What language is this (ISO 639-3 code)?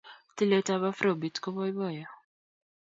kln